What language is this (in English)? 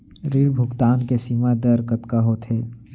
Chhattisgarhi